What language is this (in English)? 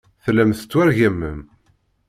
Kabyle